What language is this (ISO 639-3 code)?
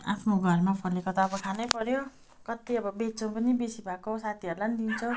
nep